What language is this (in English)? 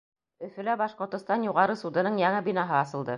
Bashkir